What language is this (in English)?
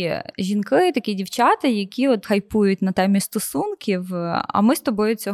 Ukrainian